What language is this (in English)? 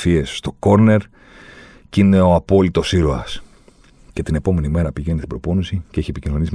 Greek